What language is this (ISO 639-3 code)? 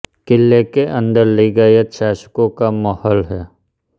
hin